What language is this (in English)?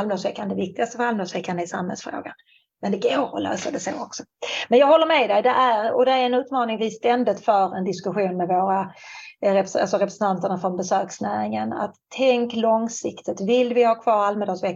Swedish